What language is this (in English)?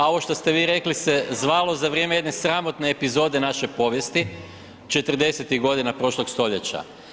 Croatian